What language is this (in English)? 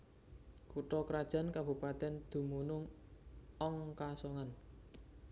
Javanese